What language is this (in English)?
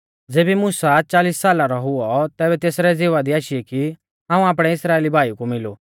Mahasu Pahari